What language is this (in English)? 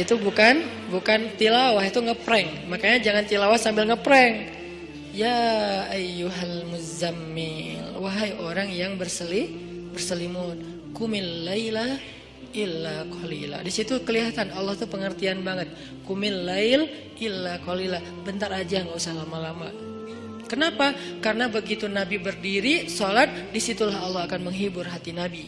Indonesian